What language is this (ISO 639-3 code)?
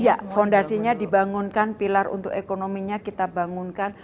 ind